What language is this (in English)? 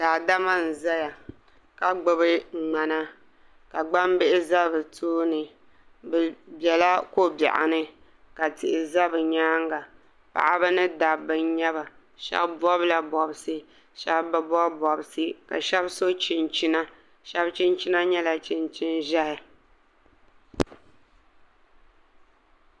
Dagbani